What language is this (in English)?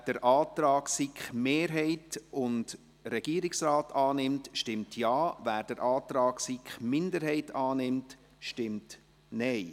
Swiss German